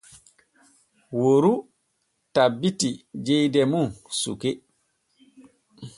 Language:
Borgu Fulfulde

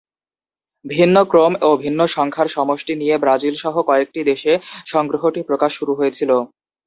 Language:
Bangla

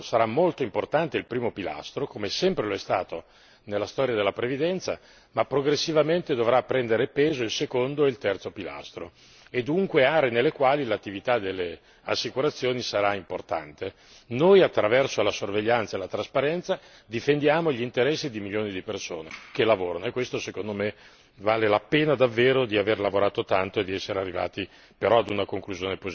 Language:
Italian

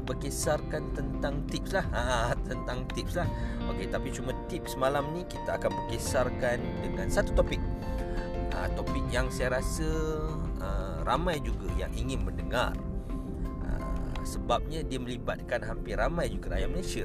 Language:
Malay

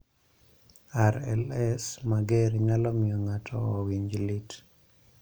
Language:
Luo (Kenya and Tanzania)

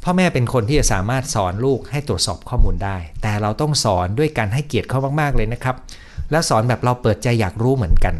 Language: Thai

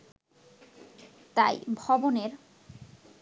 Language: Bangla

